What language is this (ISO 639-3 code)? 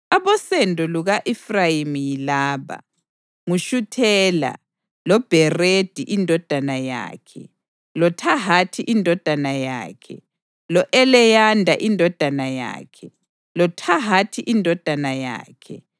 nde